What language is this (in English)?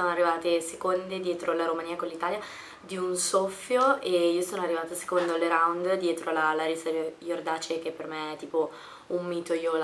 Italian